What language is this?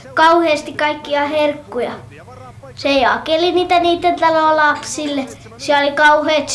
Finnish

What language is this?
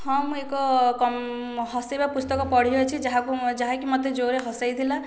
Odia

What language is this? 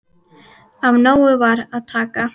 Icelandic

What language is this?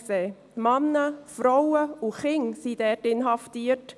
Swiss German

